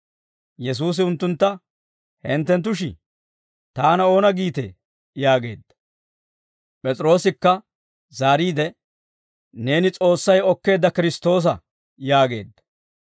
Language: Dawro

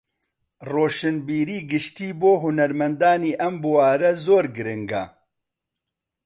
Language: Central Kurdish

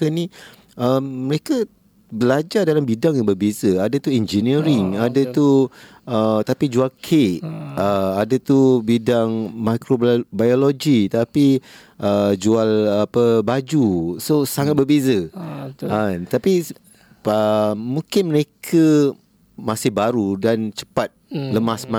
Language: Malay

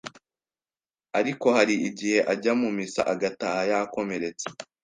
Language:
Kinyarwanda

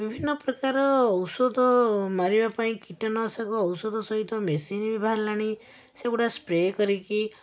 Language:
Odia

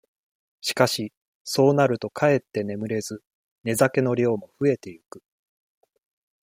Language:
Japanese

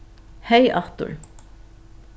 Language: Faroese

